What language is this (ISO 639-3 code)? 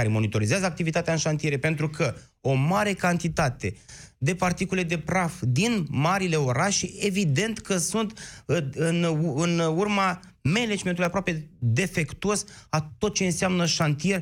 ron